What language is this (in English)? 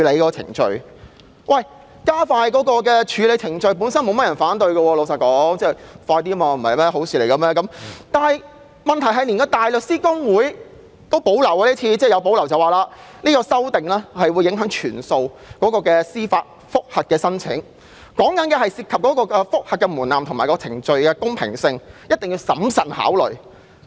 Cantonese